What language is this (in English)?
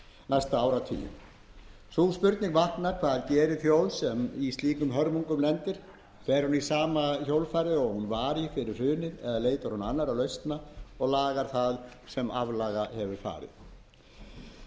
Icelandic